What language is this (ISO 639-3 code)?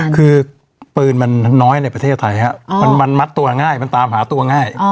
tha